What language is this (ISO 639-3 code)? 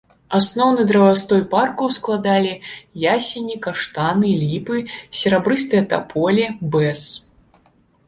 bel